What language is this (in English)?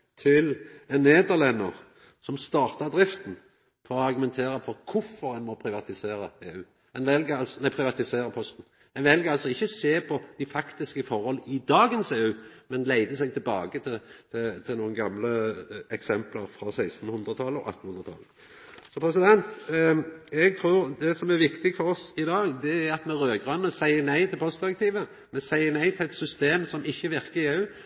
Norwegian Nynorsk